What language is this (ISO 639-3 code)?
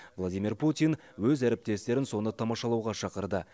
kaz